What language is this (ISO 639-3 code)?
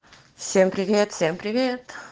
rus